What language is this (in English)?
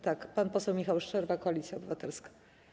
Polish